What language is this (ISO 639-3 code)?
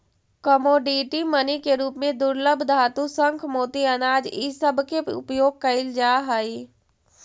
mag